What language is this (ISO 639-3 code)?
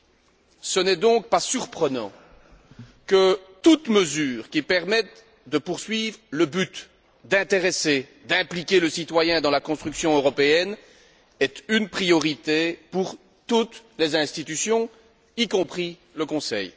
fra